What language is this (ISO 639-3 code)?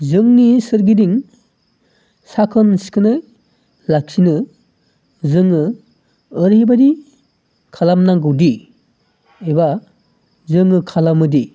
brx